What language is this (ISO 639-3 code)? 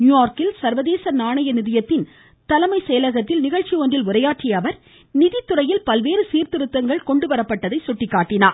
tam